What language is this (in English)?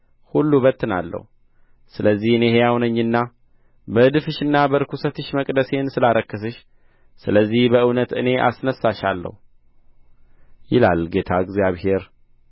Amharic